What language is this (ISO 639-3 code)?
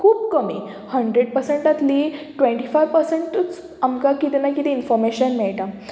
kok